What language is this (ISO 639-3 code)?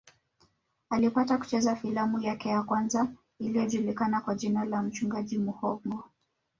swa